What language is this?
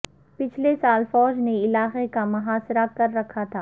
Urdu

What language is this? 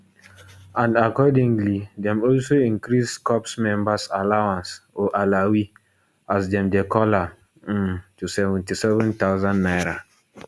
Nigerian Pidgin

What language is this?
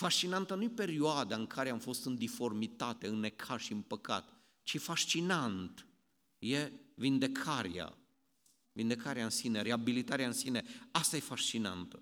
Romanian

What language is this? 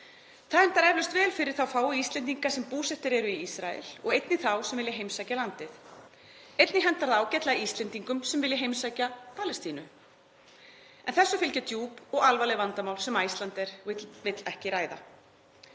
Icelandic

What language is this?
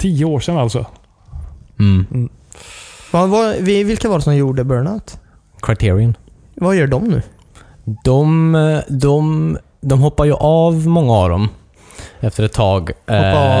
Swedish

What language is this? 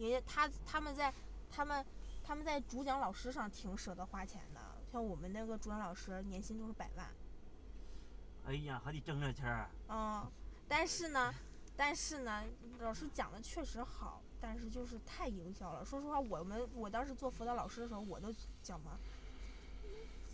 Chinese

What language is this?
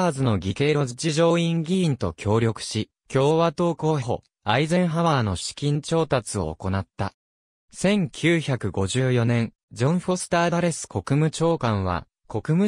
Japanese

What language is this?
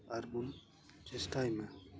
Santali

